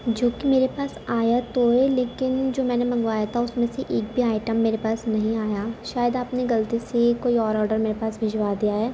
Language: Urdu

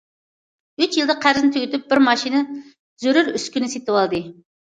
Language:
Uyghur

